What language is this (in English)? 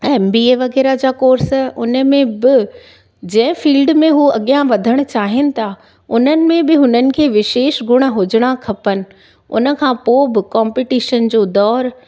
Sindhi